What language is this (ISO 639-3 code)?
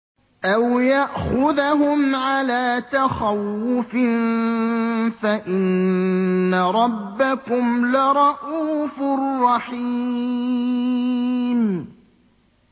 ara